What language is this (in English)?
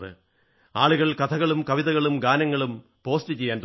Malayalam